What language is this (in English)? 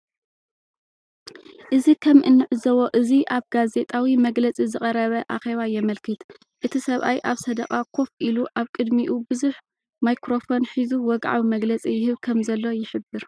Tigrinya